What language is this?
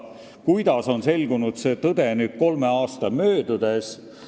Estonian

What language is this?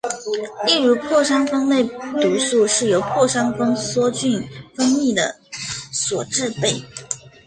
Chinese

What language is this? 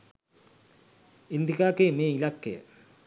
Sinhala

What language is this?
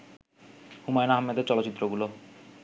Bangla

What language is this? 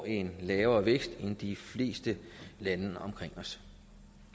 Danish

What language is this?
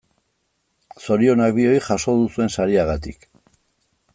Basque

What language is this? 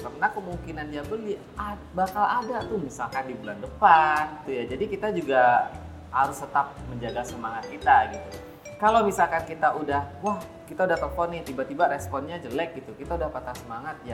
Indonesian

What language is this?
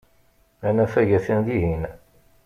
Kabyle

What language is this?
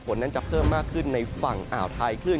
Thai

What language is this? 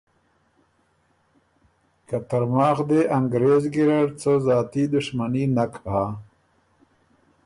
Ormuri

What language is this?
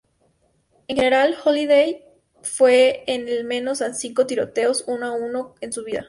Spanish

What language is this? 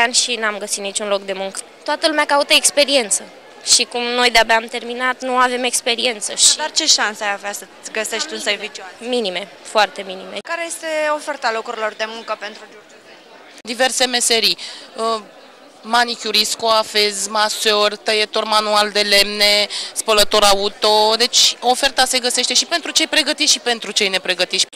Romanian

